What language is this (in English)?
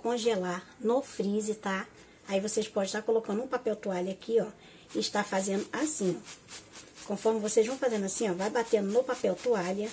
Portuguese